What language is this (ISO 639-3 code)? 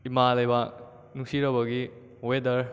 mni